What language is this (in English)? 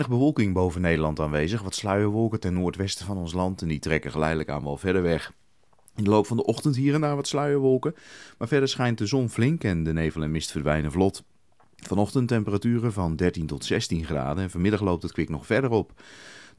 Dutch